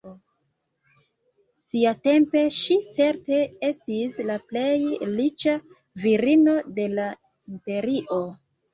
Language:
Esperanto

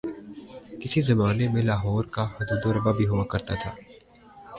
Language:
Urdu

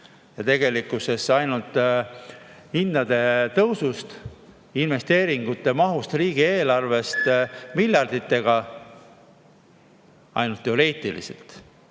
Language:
Estonian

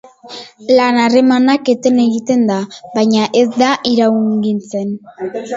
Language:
Basque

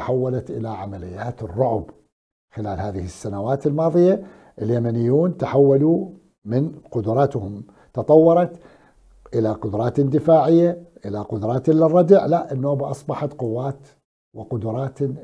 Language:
Arabic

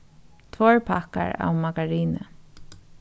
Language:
Faroese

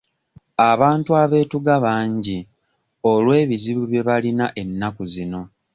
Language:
Ganda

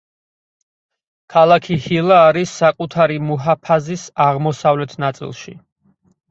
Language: Georgian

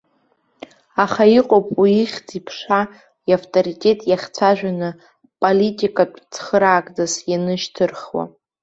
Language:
Abkhazian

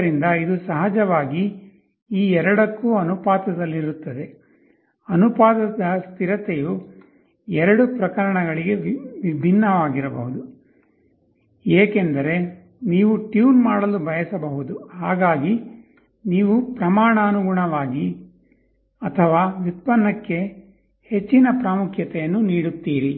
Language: Kannada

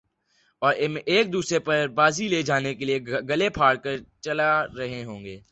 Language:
Urdu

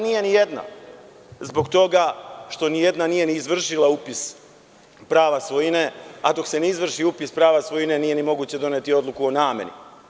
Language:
Serbian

